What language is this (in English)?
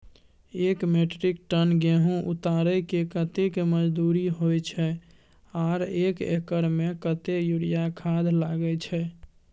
Maithili